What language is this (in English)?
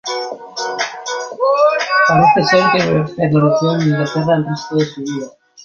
Spanish